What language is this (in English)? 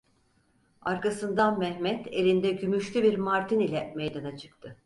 Turkish